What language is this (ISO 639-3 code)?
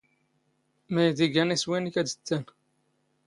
zgh